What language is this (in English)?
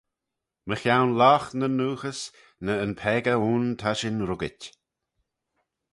Manx